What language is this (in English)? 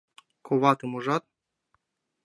Mari